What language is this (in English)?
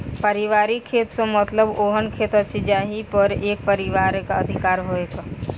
Maithili